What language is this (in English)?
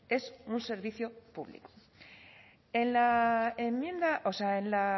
Spanish